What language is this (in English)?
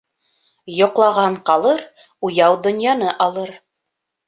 Bashkir